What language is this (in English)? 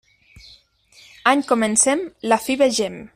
Catalan